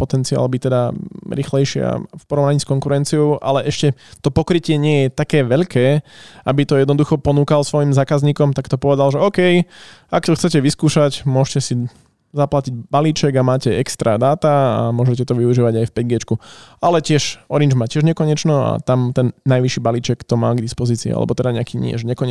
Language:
Slovak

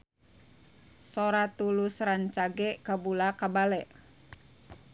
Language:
Sundanese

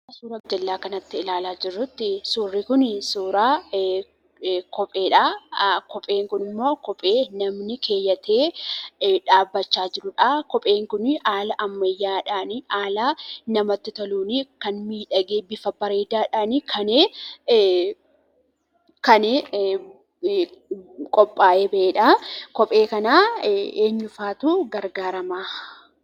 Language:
Oromo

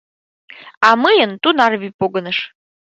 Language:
Mari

